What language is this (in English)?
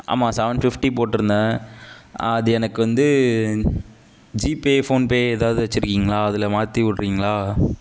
Tamil